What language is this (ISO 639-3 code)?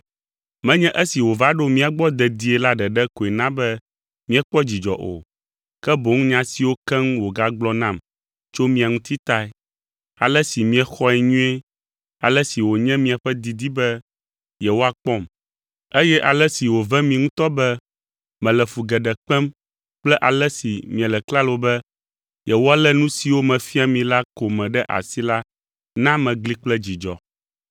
ewe